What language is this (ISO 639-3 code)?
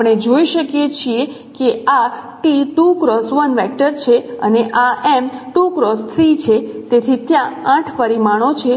guj